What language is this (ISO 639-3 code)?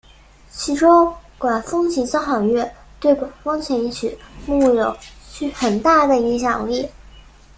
zho